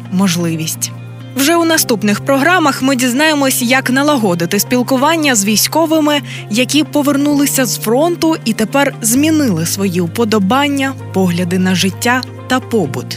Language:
Ukrainian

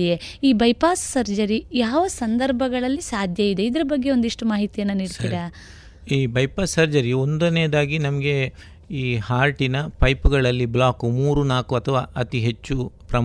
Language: Kannada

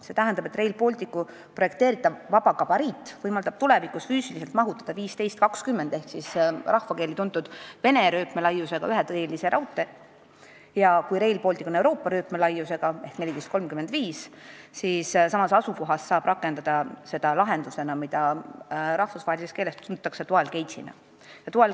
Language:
Estonian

